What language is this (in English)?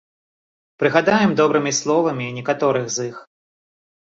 Belarusian